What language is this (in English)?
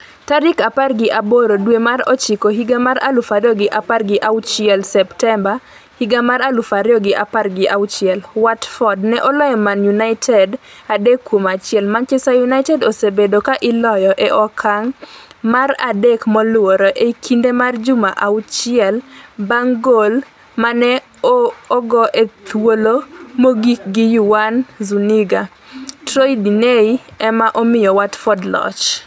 Luo (Kenya and Tanzania)